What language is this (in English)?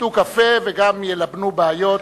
Hebrew